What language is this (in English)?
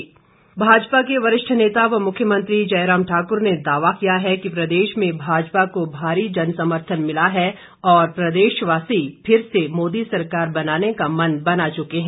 Hindi